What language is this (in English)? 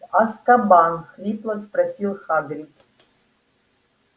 Russian